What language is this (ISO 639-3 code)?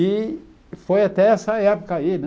por